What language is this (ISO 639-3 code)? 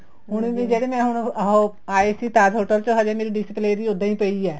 pan